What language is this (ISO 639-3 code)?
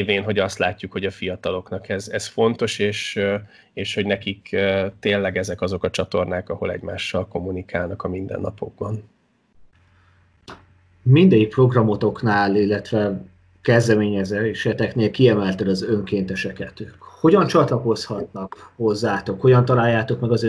hun